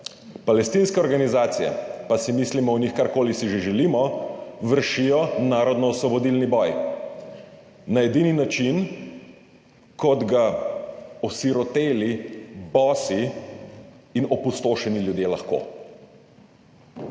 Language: Slovenian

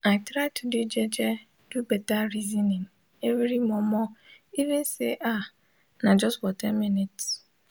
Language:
Nigerian Pidgin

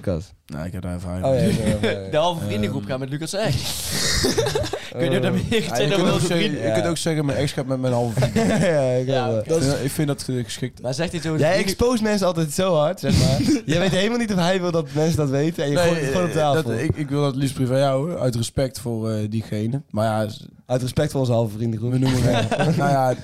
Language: Dutch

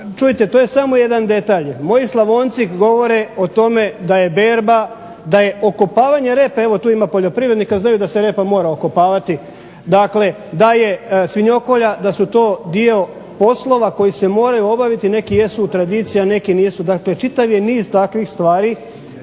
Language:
Croatian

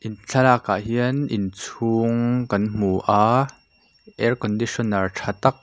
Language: Mizo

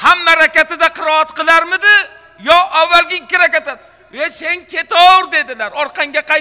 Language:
Turkish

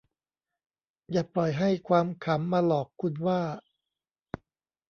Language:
Thai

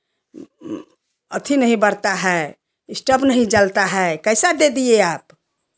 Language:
Hindi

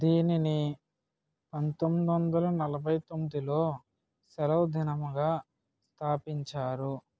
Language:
Telugu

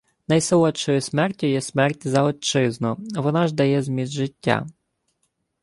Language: Ukrainian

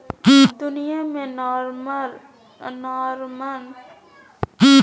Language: Magahi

